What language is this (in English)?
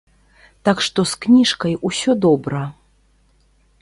Belarusian